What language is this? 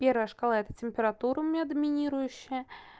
Russian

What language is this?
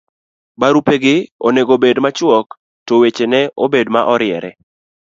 Luo (Kenya and Tanzania)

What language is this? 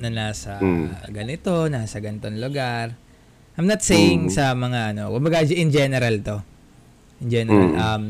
Filipino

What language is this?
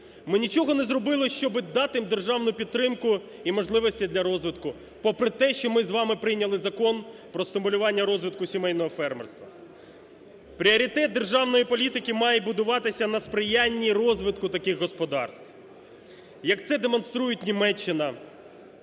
Ukrainian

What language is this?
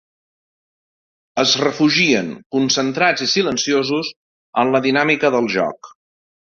Catalan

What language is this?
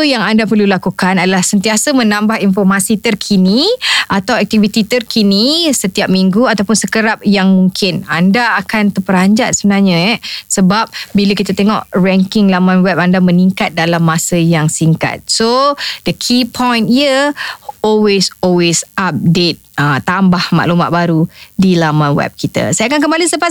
Malay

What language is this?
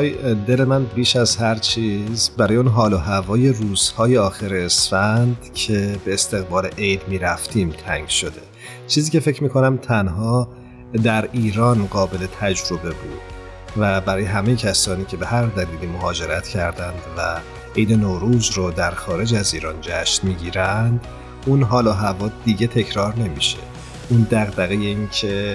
Persian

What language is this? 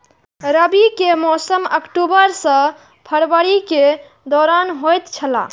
Maithili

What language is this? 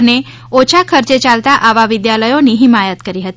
Gujarati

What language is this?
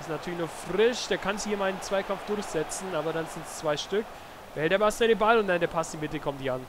German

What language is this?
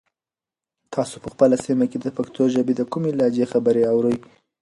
Pashto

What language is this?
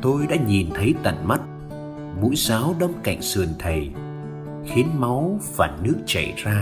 Vietnamese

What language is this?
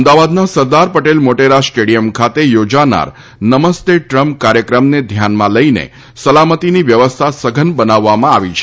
Gujarati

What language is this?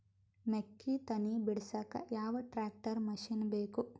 Kannada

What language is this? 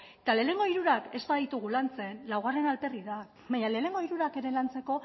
Basque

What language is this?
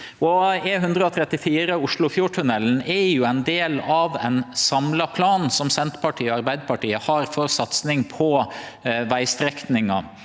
Norwegian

